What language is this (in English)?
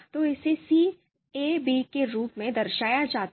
Hindi